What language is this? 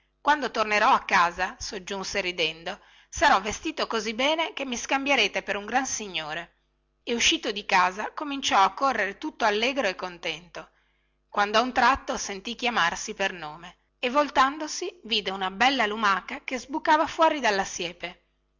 Italian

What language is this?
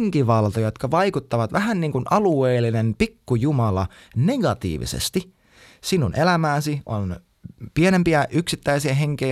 Finnish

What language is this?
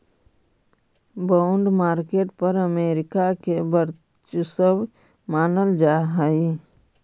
Magahi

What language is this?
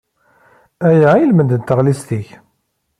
Kabyle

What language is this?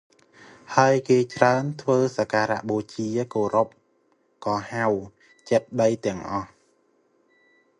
Khmer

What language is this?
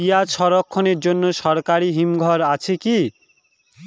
Bangla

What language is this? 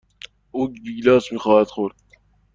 Persian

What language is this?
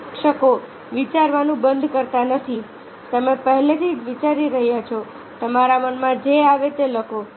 Gujarati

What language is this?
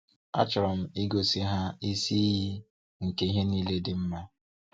Igbo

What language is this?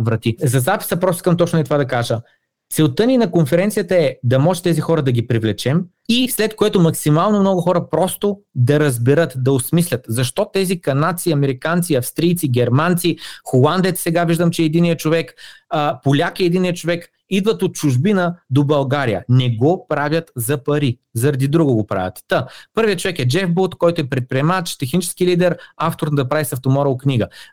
Bulgarian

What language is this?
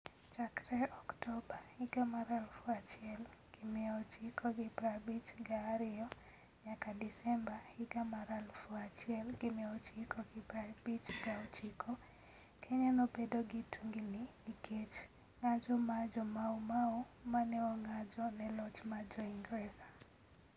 Luo (Kenya and Tanzania)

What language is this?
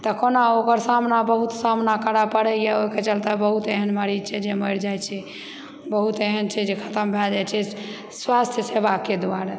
Maithili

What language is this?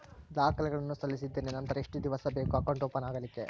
Kannada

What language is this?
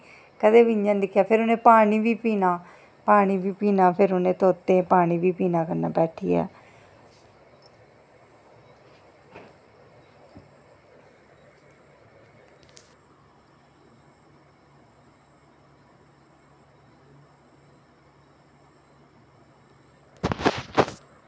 Dogri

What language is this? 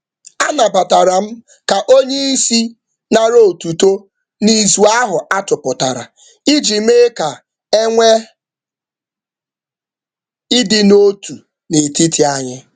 Igbo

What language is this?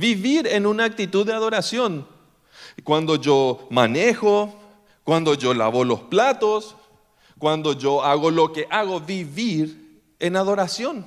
Spanish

